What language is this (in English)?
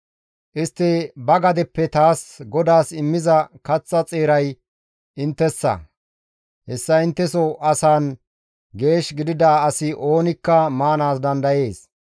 Gamo